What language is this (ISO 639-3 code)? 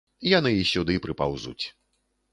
bel